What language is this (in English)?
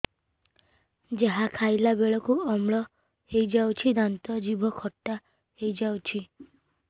Odia